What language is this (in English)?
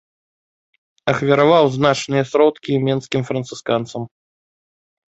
Belarusian